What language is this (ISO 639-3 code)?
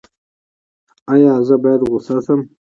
pus